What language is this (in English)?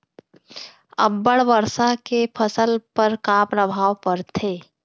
Chhattisgarhi